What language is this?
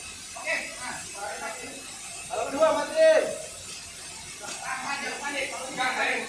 Indonesian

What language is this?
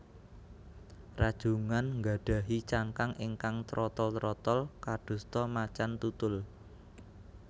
Javanese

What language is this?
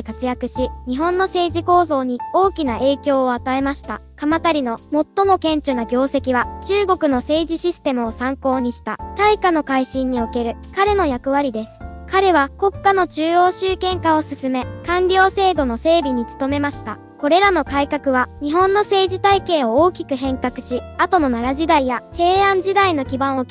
Japanese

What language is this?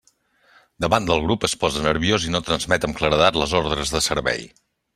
Catalan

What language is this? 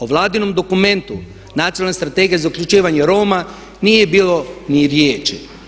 Croatian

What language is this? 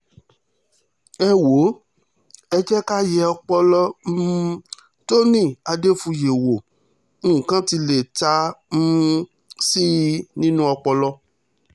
Yoruba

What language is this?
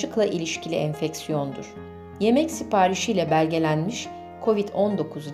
Turkish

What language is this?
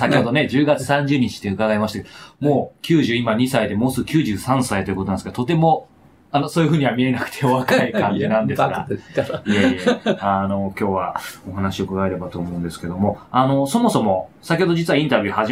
Japanese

